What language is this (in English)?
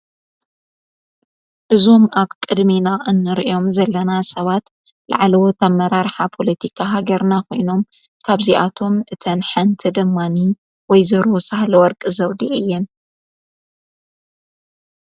Tigrinya